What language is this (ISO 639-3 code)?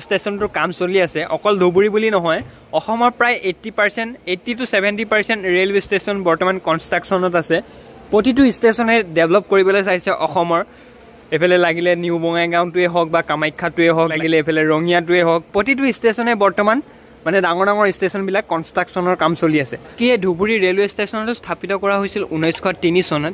eng